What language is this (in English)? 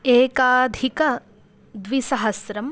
Sanskrit